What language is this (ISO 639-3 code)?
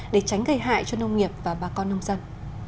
vie